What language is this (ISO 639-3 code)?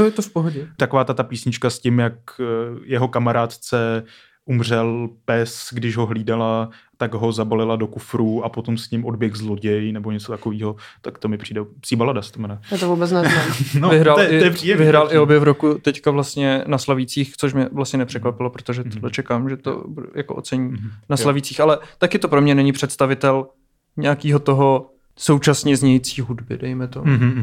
ces